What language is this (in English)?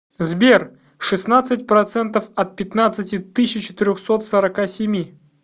Russian